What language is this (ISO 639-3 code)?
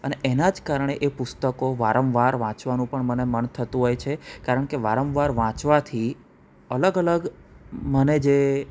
guj